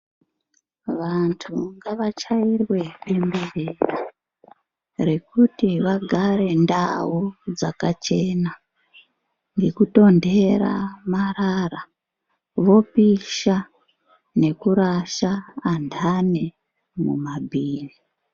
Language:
Ndau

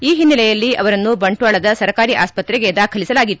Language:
Kannada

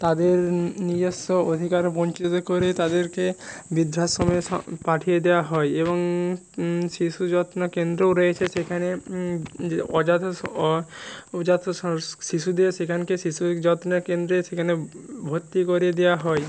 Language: Bangla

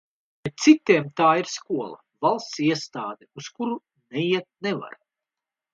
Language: Latvian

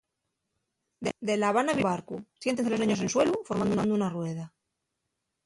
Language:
Asturian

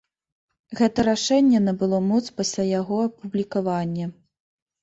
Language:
Belarusian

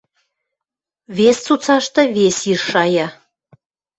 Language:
Western Mari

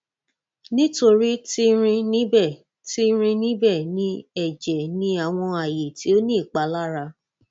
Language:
Yoruba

